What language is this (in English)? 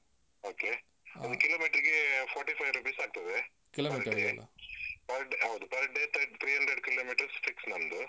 Kannada